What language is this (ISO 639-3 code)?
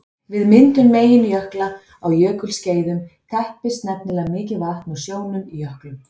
isl